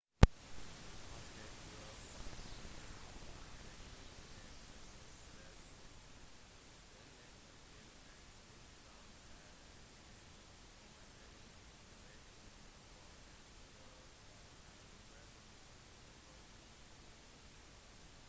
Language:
Norwegian Bokmål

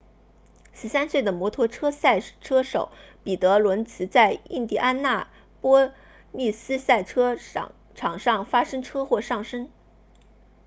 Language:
Chinese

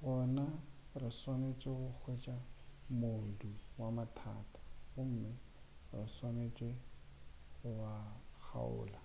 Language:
Northern Sotho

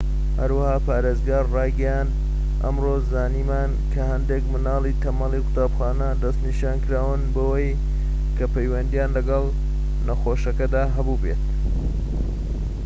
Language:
Central Kurdish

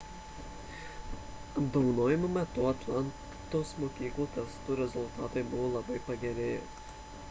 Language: Lithuanian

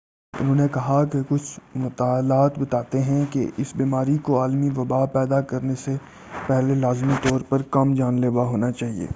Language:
Urdu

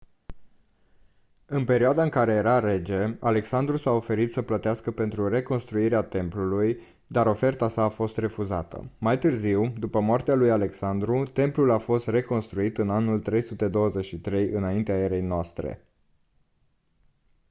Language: Romanian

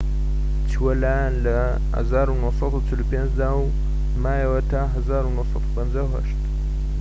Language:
Central Kurdish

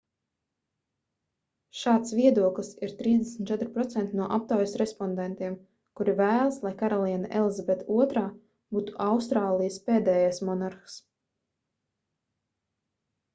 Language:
Latvian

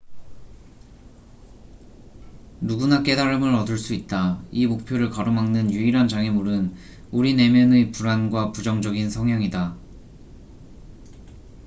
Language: Korean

